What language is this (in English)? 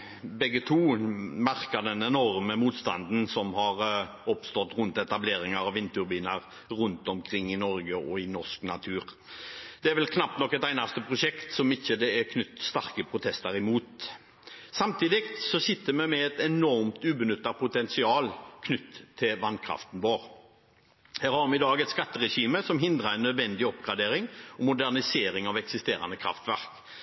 Norwegian Bokmål